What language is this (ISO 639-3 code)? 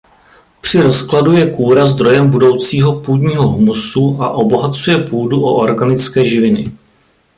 ces